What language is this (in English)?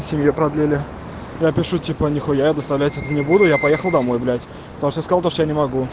Russian